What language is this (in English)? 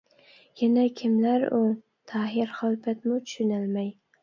Uyghur